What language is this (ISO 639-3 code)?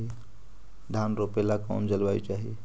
mag